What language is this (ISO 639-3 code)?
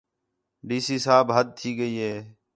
xhe